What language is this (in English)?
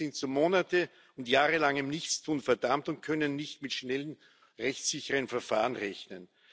German